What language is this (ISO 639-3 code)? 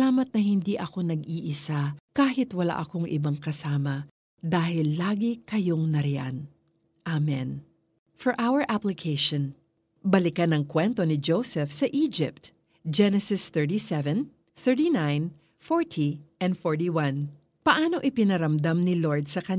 fil